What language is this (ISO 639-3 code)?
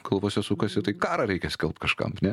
lit